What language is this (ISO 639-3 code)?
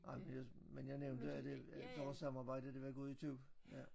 dan